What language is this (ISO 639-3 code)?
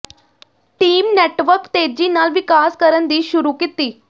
pan